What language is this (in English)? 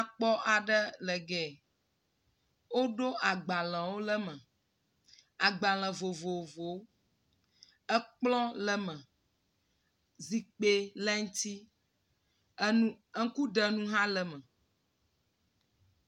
Ewe